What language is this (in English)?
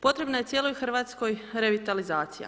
Croatian